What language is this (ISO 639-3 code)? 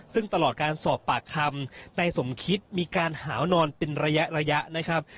tha